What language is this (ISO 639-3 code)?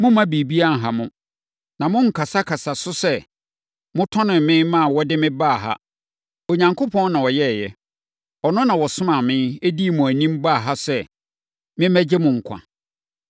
aka